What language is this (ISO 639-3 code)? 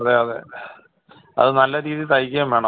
mal